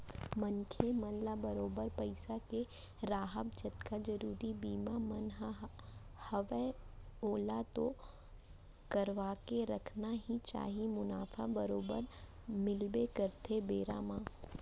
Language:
Chhattisgarhi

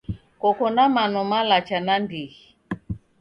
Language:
Taita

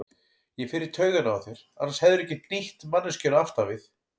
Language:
Icelandic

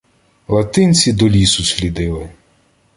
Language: Ukrainian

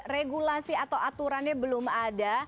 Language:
Indonesian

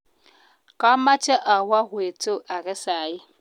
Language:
Kalenjin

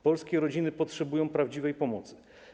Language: Polish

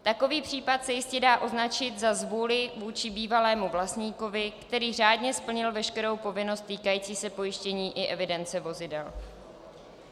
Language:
Czech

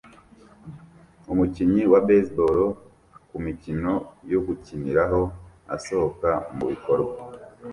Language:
Kinyarwanda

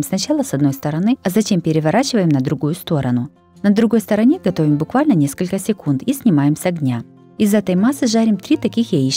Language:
Russian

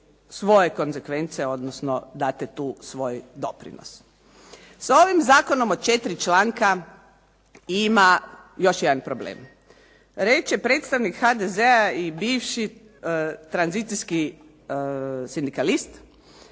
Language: Croatian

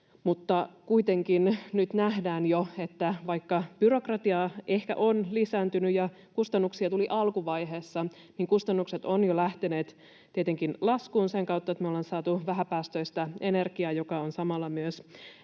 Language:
Finnish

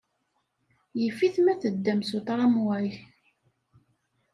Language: Kabyle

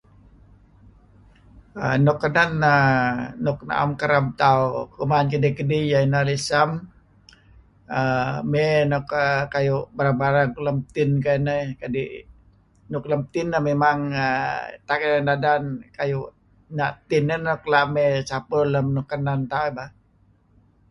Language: Kelabit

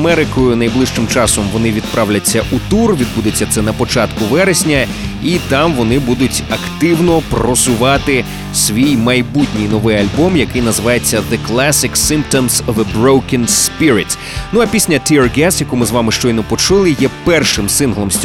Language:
Ukrainian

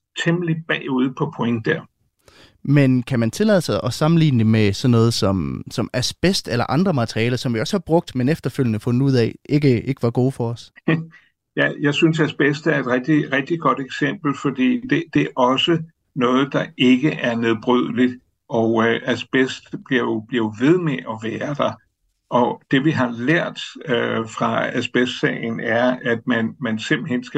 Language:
Danish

